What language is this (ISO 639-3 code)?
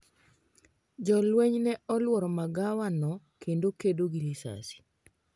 luo